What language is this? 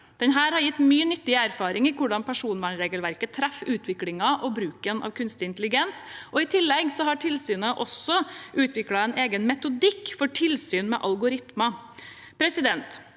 Norwegian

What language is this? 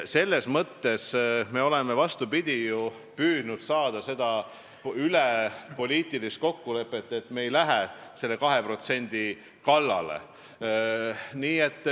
Estonian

